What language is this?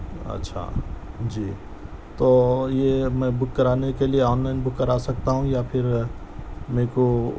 Urdu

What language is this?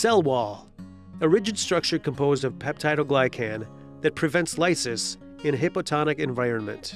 English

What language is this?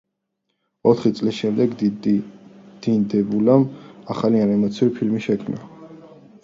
Georgian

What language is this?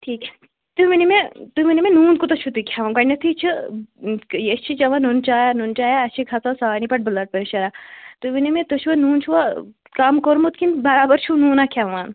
Kashmiri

